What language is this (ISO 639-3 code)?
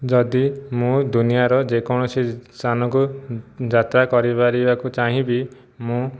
ori